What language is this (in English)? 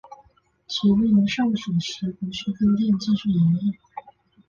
Chinese